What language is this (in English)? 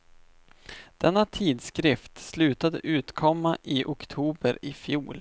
Swedish